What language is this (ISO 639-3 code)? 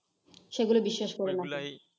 ben